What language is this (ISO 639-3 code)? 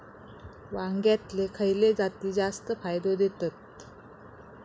mar